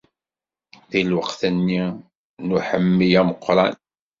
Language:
Kabyle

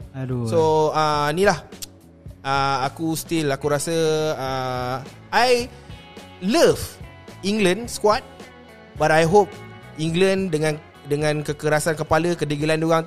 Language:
Malay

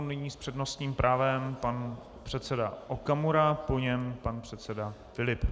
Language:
Czech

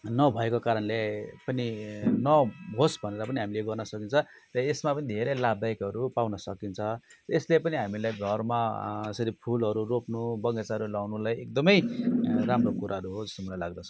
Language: Nepali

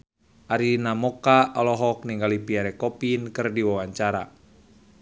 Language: Sundanese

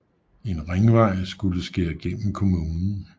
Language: Danish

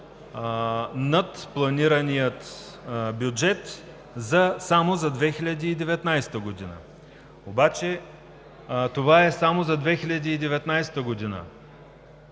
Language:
Bulgarian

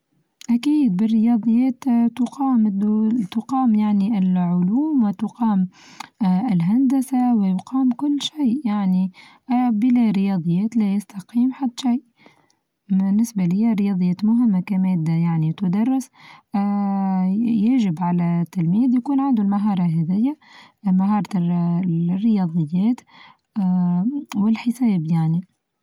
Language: Tunisian Arabic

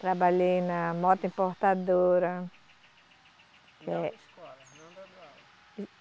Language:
Portuguese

